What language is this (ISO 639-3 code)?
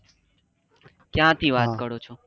guj